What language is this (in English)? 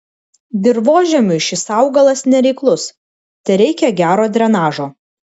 Lithuanian